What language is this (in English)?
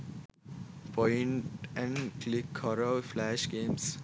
Sinhala